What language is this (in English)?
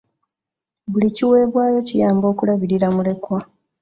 Ganda